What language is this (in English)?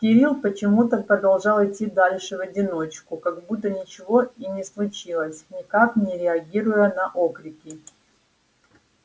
Russian